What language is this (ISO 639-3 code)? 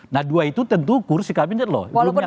ind